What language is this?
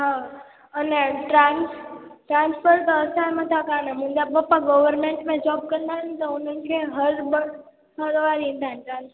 Sindhi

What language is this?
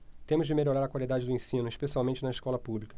Portuguese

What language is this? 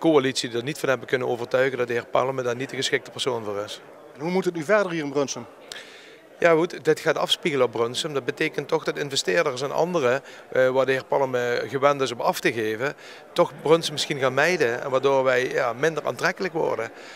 Dutch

